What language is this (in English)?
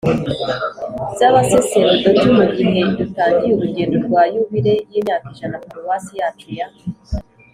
Kinyarwanda